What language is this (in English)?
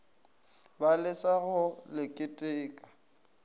Northern Sotho